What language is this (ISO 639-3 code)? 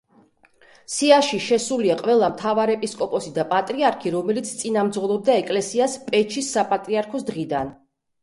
kat